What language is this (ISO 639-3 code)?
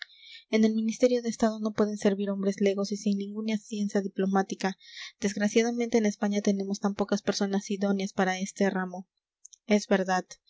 spa